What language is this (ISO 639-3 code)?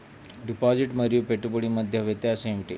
tel